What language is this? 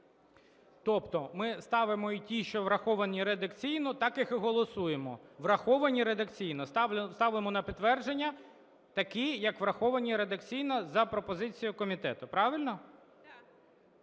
Ukrainian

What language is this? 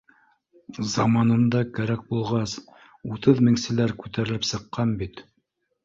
Bashkir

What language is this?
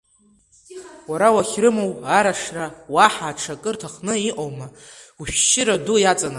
Abkhazian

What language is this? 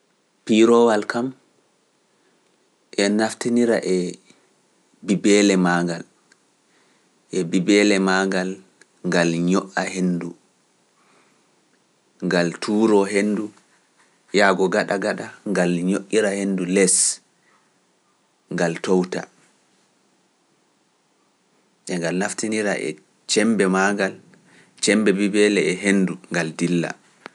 Pular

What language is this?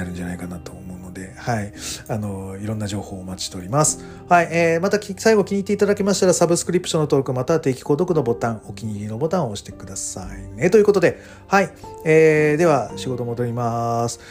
Japanese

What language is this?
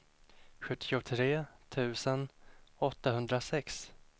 Swedish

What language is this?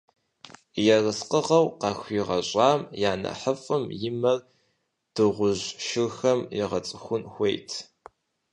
Kabardian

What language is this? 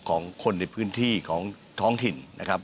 Thai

